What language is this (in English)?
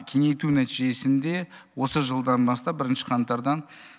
Kazakh